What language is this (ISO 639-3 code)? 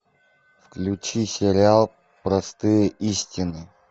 rus